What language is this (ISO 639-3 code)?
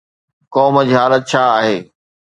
snd